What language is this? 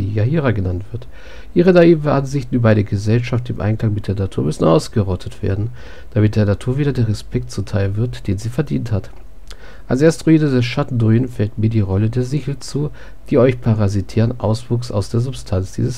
German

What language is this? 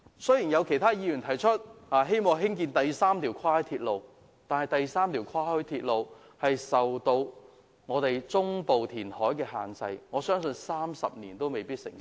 Cantonese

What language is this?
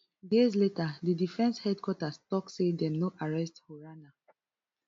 Nigerian Pidgin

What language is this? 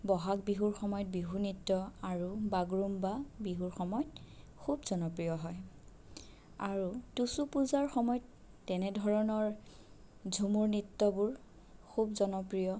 Assamese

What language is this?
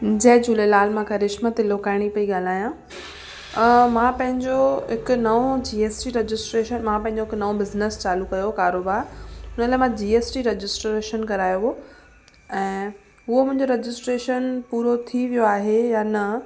Sindhi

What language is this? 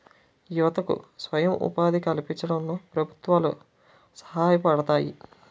Telugu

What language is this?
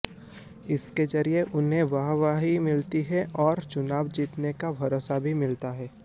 Hindi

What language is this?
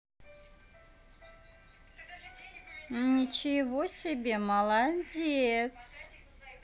Russian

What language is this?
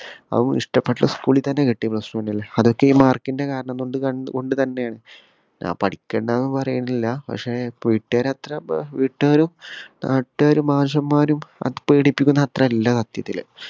Malayalam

